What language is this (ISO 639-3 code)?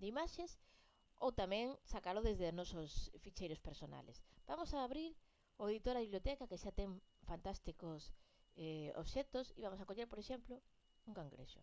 glg